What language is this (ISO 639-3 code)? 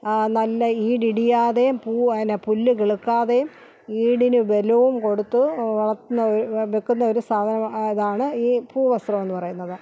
mal